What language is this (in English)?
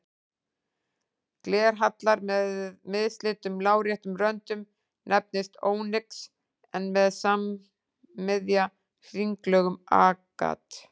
Icelandic